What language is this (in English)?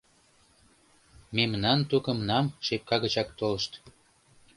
Mari